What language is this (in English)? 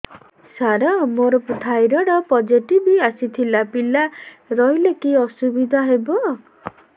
Odia